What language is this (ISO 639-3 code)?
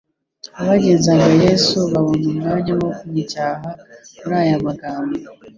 kin